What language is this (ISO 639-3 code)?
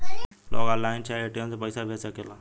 bho